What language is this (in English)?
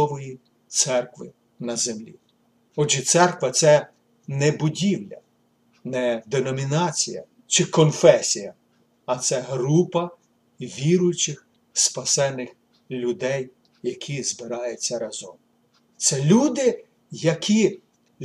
Ukrainian